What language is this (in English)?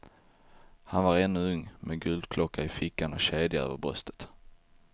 Swedish